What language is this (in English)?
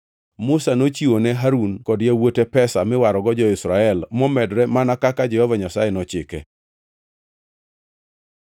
Luo (Kenya and Tanzania)